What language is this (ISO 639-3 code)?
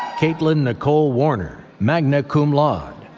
eng